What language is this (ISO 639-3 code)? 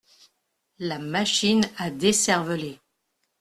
fra